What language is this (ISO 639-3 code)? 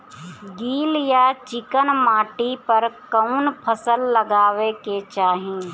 bho